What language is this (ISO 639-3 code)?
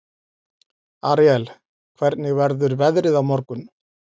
isl